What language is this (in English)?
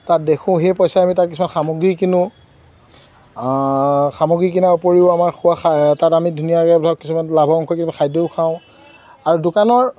Assamese